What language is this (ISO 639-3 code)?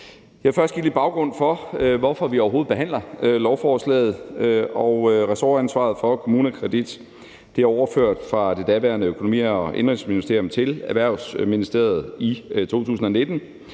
dan